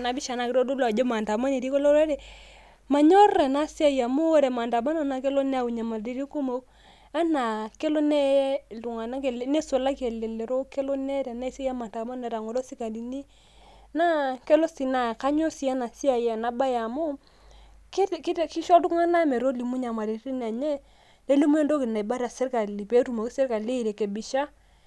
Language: Masai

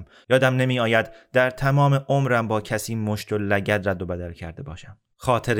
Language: Persian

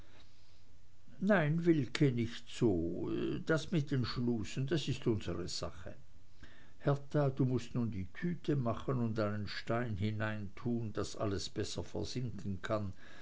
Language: German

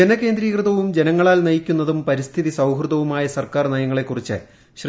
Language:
Malayalam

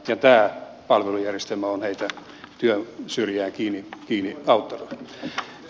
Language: Finnish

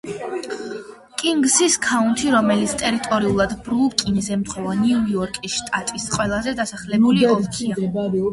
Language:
Georgian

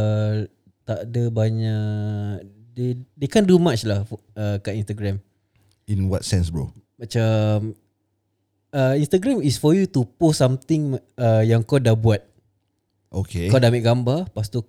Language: Malay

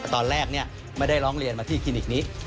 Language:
Thai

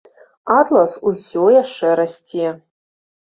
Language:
Belarusian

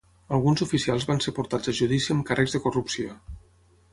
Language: Catalan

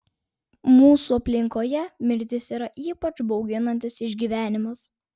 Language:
Lithuanian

